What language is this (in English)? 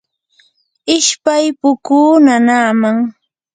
Yanahuanca Pasco Quechua